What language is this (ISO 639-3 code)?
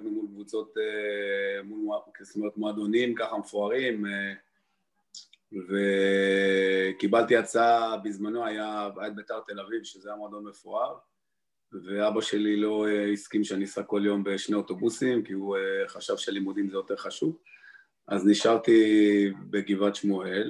heb